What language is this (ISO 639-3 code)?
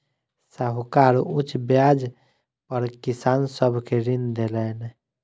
mai